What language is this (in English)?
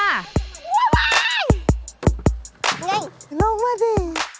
Thai